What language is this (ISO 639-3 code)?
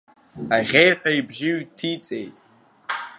abk